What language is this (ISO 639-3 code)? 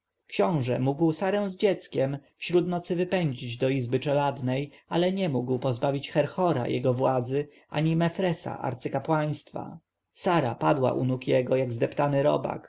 pol